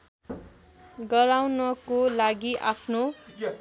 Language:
Nepali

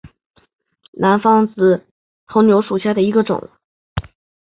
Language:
Chinese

